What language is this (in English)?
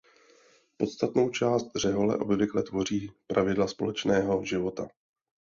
Czech